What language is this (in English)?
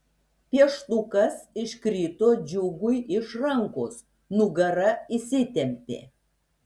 Lithuanian